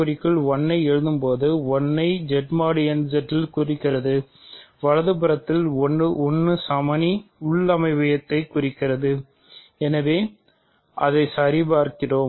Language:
Tamil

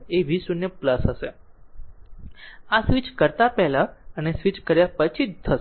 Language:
Gujarati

